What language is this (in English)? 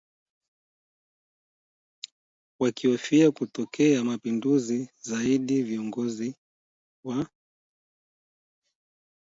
Swahili